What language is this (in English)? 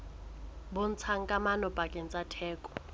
Southern Sotho